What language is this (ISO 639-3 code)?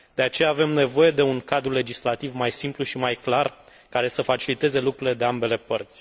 ron